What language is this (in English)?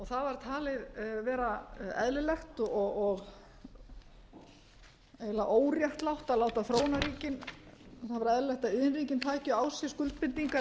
Icelandic